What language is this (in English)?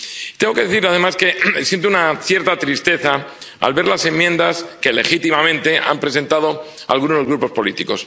Spanish